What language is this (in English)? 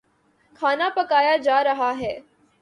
Urdu